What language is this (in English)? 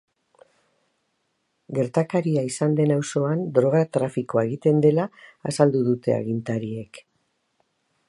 Basque